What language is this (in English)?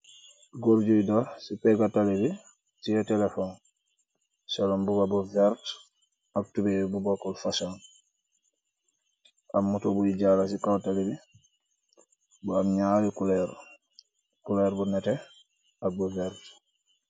Wolof